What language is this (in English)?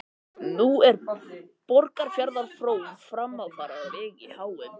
Icelandic